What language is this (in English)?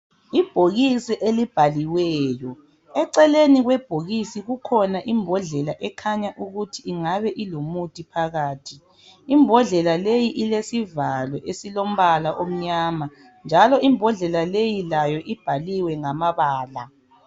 North Ndebele